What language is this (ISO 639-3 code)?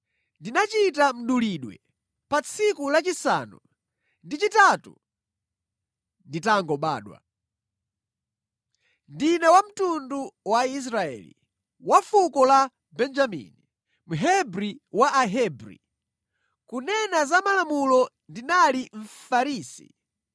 nya